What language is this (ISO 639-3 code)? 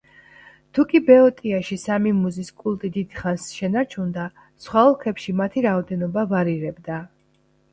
kat